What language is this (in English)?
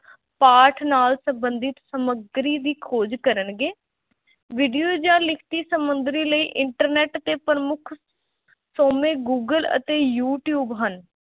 Punjabi